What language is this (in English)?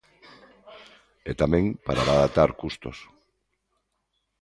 Galician